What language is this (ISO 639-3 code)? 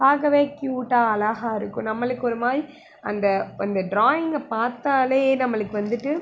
tam